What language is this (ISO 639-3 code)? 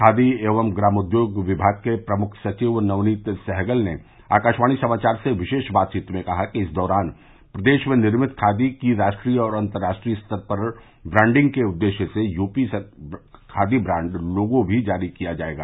hin